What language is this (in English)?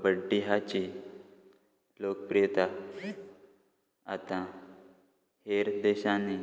Konkani